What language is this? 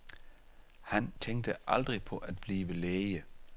Danish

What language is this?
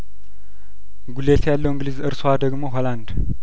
Amharic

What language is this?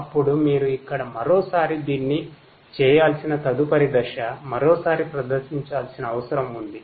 Telugu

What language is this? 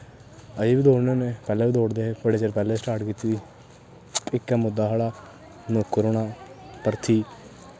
Dogri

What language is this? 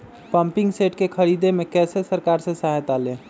Magahi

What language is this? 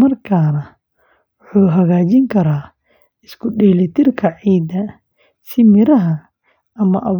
Somali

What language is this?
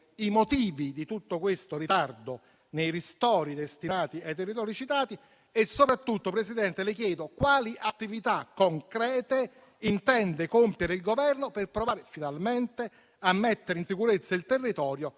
Italian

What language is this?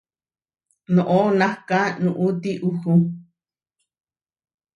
Huarijio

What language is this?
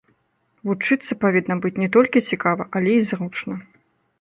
Belarusian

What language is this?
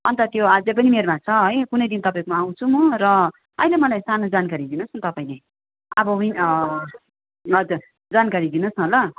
Nepali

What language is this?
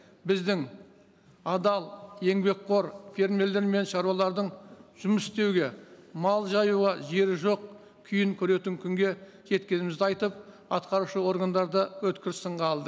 Kazakh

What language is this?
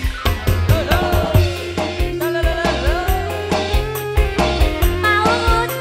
Thai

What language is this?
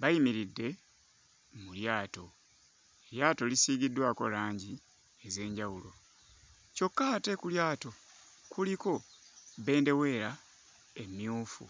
Ganda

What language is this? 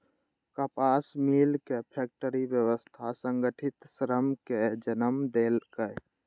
Maithili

